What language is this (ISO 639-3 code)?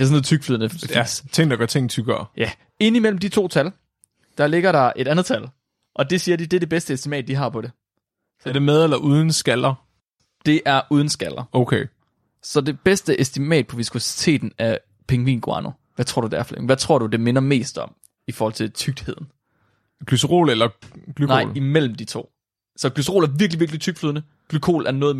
dan